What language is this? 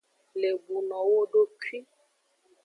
Aja (Benin)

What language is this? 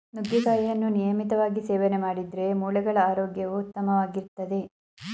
Kannada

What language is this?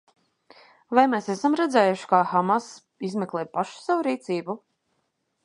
Latvian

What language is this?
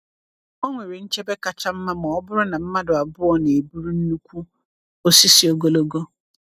Igbo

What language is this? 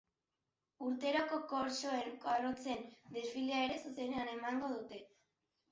Basque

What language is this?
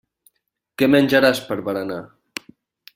Catalan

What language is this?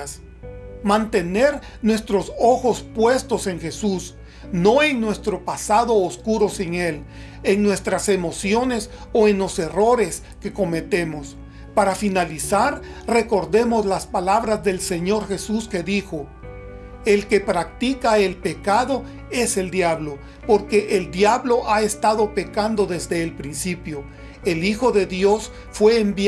Spanish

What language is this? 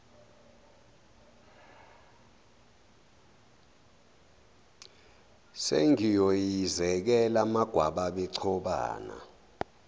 Zulu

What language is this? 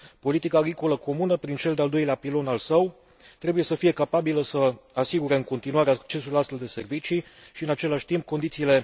Romanian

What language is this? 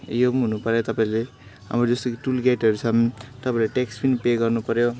Nepali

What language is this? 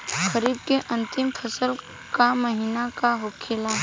Bhojpuri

